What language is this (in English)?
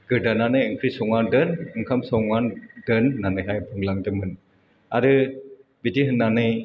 Bodo